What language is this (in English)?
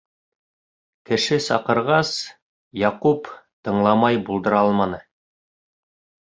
Bashkir